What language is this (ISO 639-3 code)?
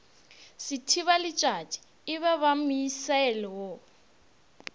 nso